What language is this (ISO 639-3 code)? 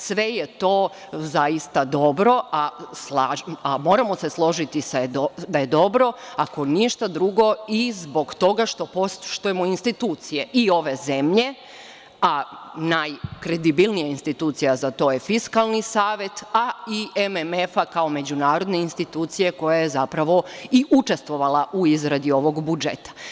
srp